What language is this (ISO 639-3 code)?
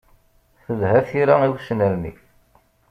kab